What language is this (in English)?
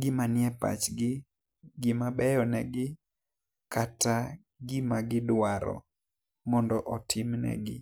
Luo (Kenya and Tanzania)